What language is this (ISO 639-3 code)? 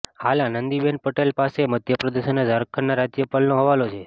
guj